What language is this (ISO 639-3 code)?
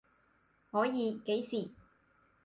yue